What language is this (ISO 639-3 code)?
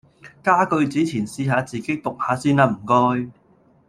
yue